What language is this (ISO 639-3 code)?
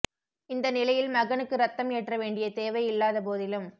tam